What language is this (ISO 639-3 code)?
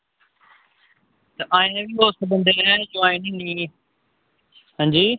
doi